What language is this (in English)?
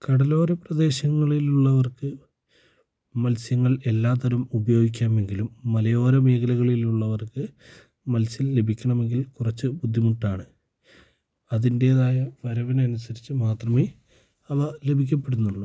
Malayalam